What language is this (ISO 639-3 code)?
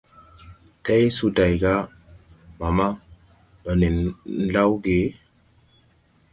tui